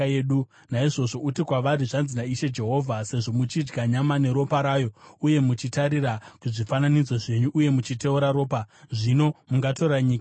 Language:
Shona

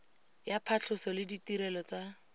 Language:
Tswana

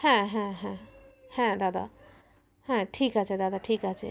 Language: Bangla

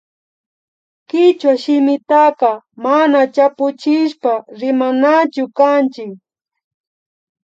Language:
Imbabura Highland Quichua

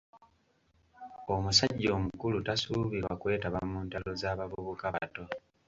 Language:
Ganda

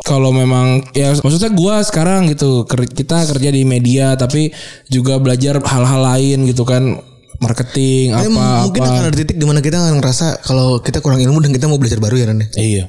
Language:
Indonesian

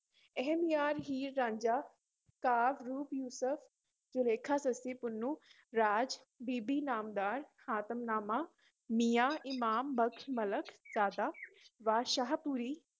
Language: Punjabi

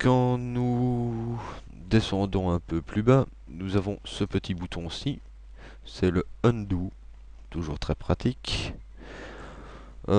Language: French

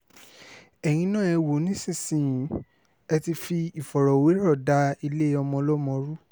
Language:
Yoruba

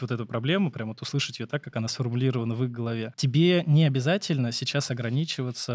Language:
Russian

